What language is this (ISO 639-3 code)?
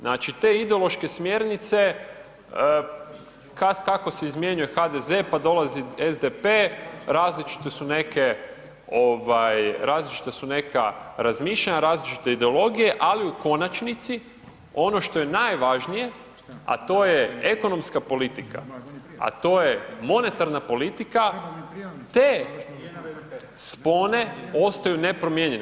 hrv